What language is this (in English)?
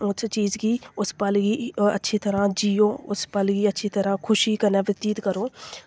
Dogri